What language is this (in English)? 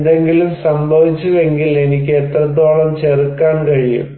Malayalam